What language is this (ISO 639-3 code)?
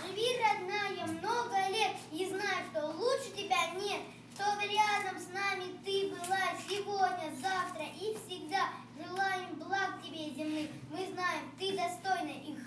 rus